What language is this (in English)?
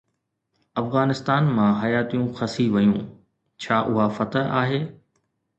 Sindhi